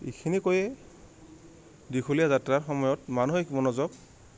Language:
Assamese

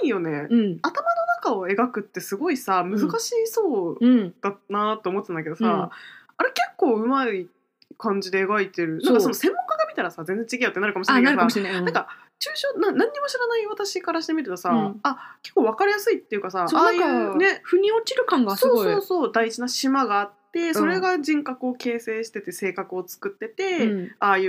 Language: Japanese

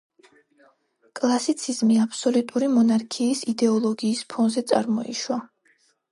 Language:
Georgian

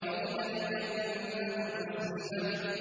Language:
Arabic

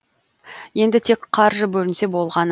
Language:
Kazakh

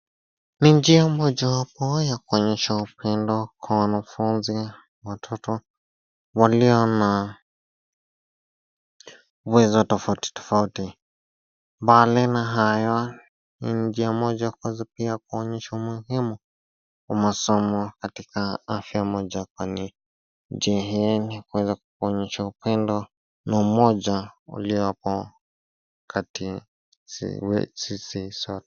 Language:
Swahili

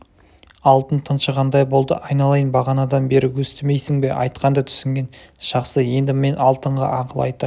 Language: Kazakh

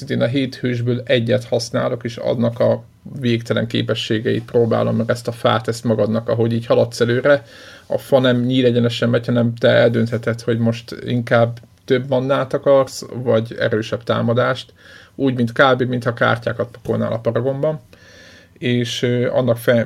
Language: Hungarian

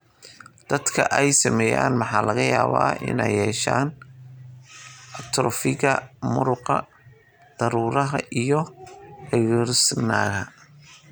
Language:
Somali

